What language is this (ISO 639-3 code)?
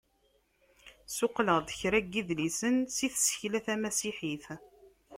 kab